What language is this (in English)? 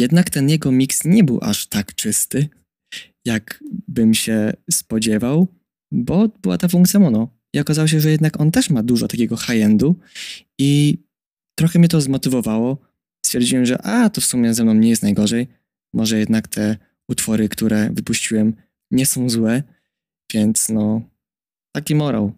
Polish